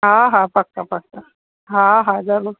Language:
Sindhi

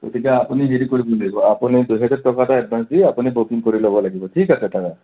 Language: Assamese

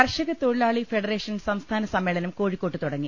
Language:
Malayalam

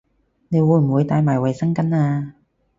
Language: Cantonese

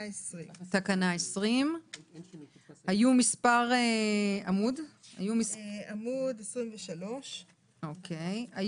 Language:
Hebrew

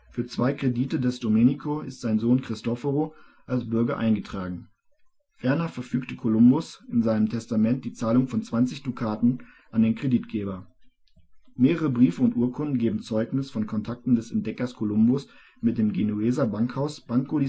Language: German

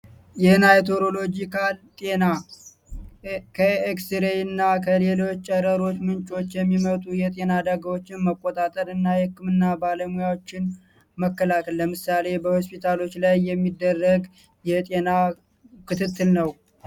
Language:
Amharic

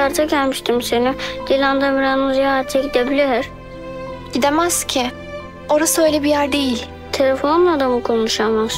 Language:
Turkish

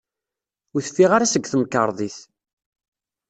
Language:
Kabyle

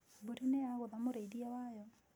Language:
Kikuyu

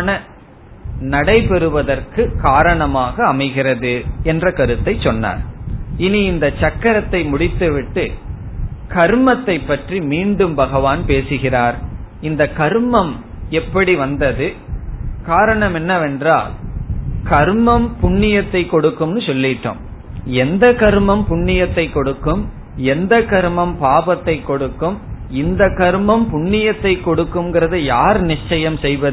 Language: Tamil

